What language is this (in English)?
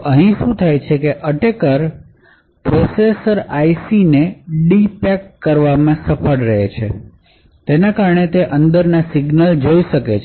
Gujarati